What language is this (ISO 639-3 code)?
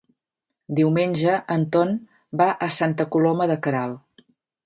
cat